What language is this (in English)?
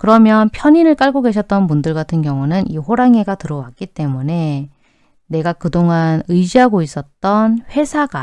Korean